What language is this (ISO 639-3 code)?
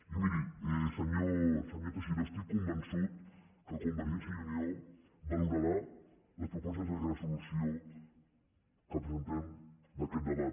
cat